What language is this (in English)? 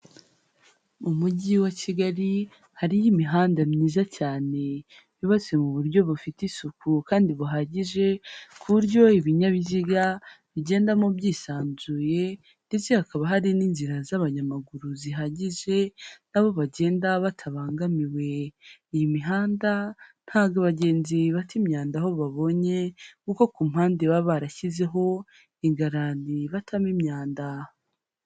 Kinyarwanda